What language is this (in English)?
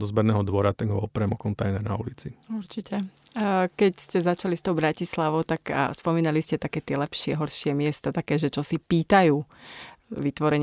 Slovak